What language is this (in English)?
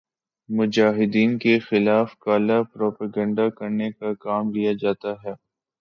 Urdu